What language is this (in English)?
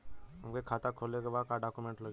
Bhojpuri